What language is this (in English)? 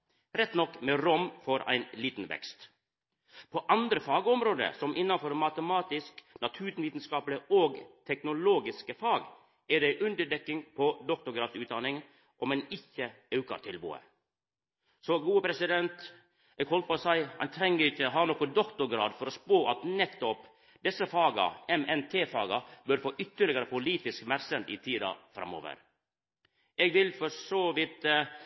Norwegian Nynorsk